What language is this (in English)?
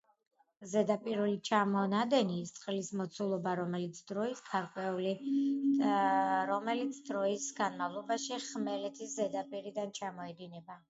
Georgian